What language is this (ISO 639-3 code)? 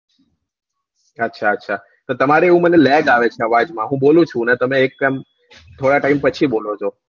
guj